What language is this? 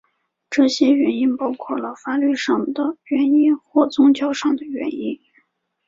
Chinese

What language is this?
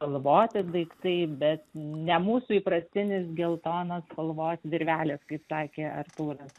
Lithuanian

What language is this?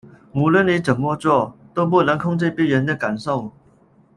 Chinese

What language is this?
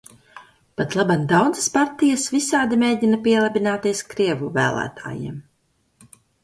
Latvian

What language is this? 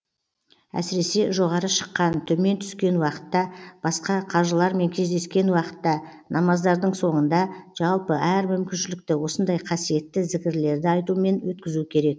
Kazakh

